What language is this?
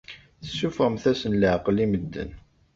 Kabyle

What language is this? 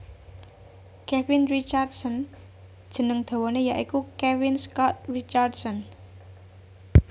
Javanese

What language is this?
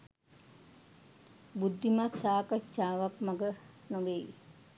Sinhala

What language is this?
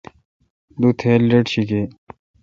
Kalkoti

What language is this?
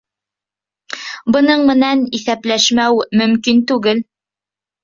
Bashkir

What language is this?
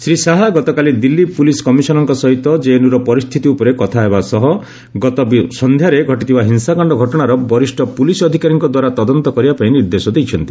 Odia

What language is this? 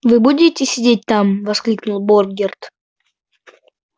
Russian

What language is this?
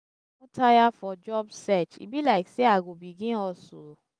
Nigerian Pidgin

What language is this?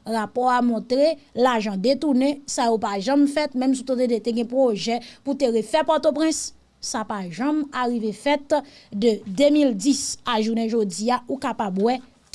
French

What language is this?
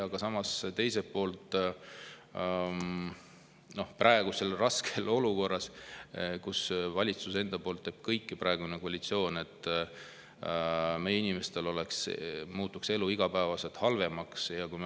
Estonian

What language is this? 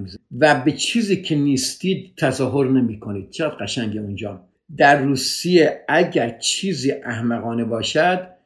Persian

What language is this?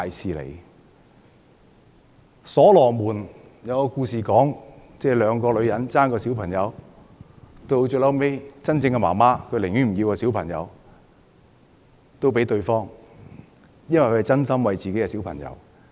Cantonese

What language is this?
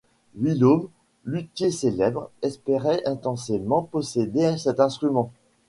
French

